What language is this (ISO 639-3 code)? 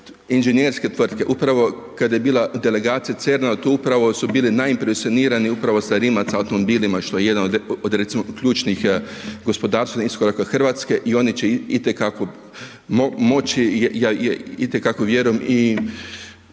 hrv